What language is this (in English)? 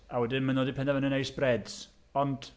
Welsh